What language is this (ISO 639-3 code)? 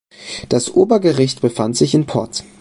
deu